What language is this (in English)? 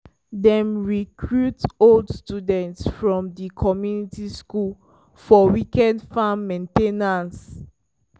Nigerian Pidgin